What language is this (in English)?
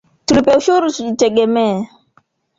Swahili